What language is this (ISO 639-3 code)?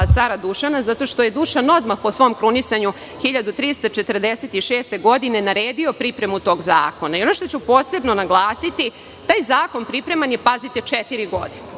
srp